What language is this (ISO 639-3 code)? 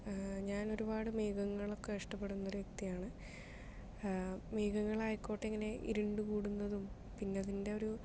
mal